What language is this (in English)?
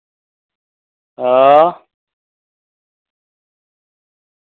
Dogri